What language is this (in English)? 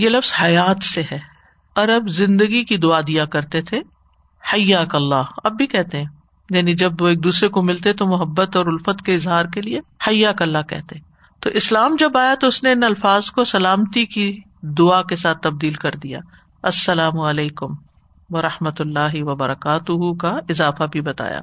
Urdu